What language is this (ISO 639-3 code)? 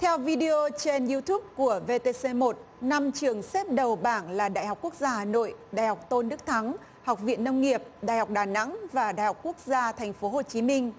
vie